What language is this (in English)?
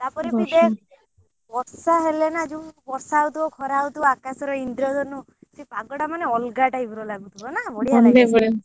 Odia